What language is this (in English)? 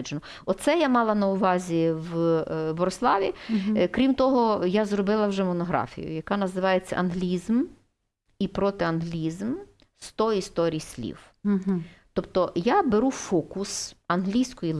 Ukrainian